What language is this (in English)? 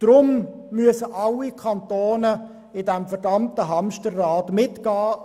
Swiss German